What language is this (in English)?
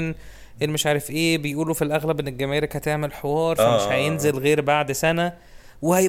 Arabic